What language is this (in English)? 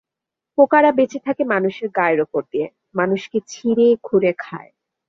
Bangla